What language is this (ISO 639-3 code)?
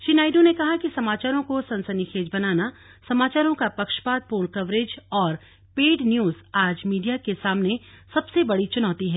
hin